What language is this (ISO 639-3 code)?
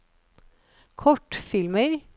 nor